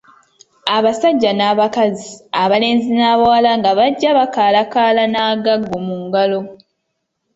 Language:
Ganda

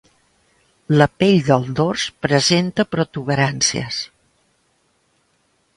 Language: Catalan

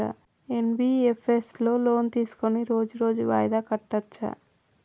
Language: Telugu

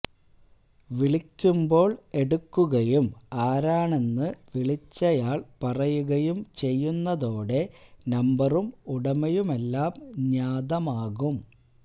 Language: Malayalam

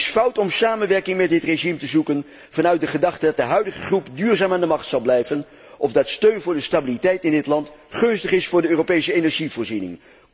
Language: Dutch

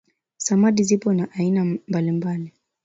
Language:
Swahili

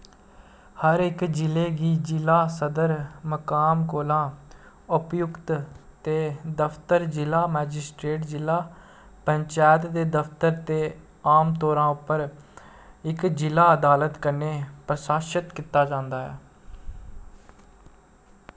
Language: Dogri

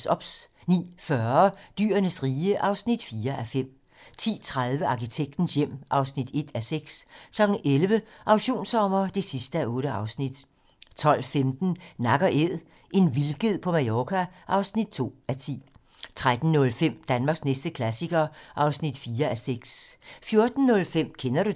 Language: Danish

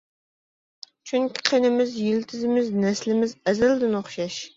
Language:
Uyghur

